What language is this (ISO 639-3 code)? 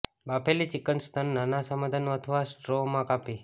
guj